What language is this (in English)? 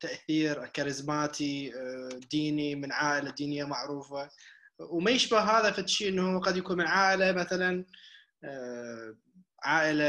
Arabic